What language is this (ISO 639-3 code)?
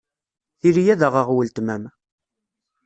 kab